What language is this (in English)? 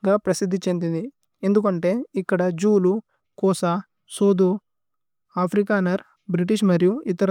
Tulu